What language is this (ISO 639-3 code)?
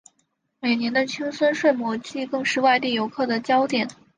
zho